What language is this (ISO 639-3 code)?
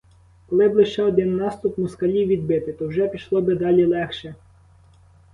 ukr